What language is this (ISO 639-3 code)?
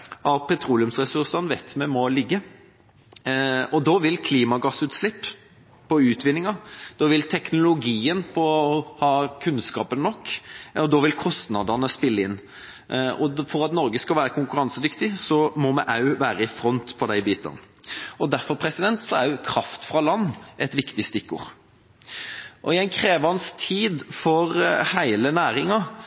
nob